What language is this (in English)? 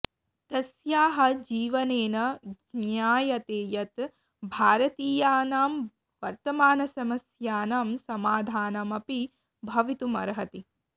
Sanskrit